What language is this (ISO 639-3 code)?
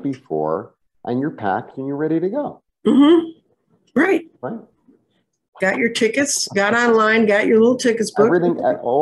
eng